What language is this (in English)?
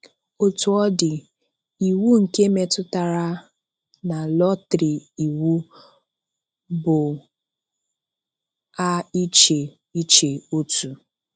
Igbo